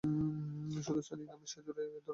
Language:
Bangla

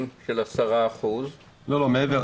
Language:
Hebrew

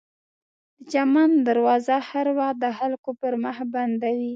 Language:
Pashto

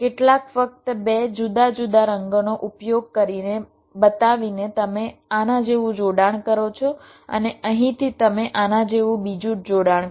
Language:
Gujarati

